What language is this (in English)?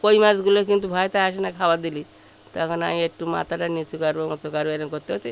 Bangla